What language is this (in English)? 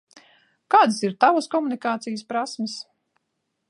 Latvian